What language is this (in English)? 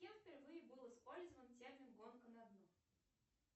Russian